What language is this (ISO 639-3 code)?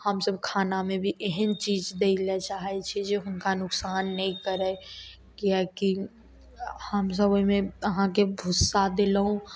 mai